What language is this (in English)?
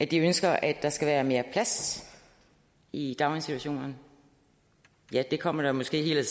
Danish